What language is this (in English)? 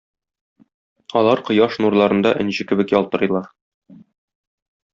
Tatar